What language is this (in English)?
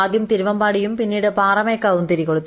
Malayalam